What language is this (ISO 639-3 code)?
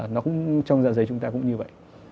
vie